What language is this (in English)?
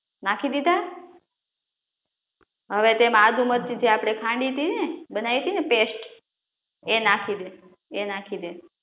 Gujarati